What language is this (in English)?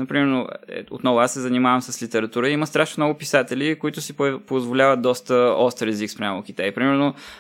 Bulgarian